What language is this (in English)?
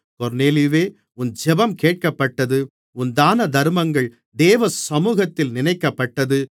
Tamil